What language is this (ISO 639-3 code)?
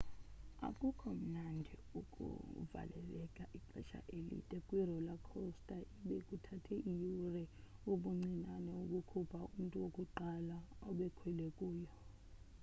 xho